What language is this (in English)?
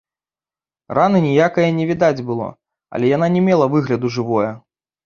Belarusian